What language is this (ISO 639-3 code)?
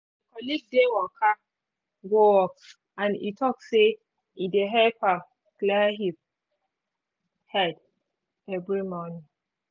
pcm